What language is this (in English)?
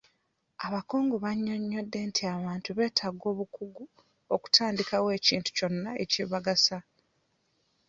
Ganda